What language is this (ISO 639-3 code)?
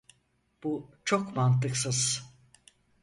tur